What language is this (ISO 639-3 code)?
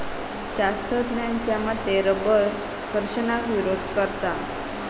mar